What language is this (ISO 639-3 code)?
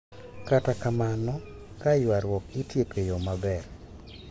luo